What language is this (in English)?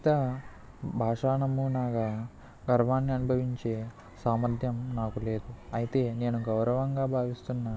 Telugu